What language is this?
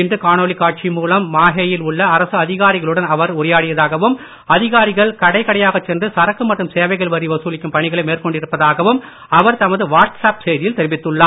Tamil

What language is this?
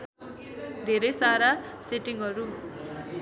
Nepali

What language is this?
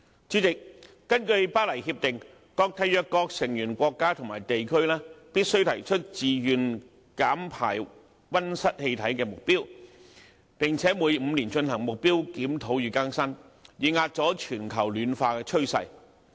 Cantonese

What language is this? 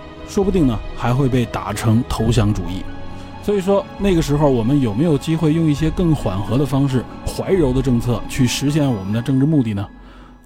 Chinese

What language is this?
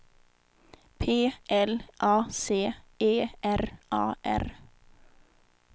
Swedish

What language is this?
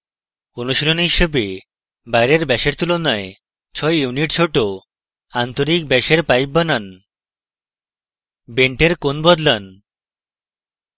Bangla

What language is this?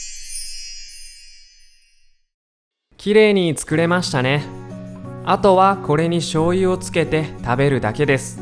Japanese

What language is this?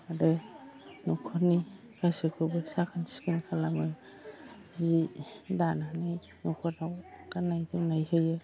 Bodo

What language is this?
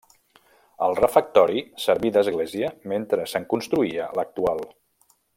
Catalan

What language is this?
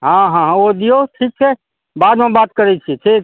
Maithili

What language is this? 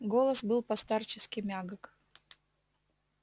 Russian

